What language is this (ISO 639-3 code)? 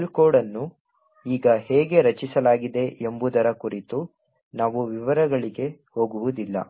kan